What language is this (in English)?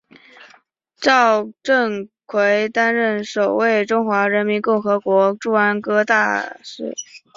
Chinese